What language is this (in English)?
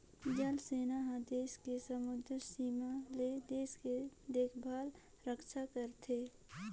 Chhattisgarhi